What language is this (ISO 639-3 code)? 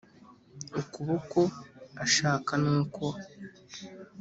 kin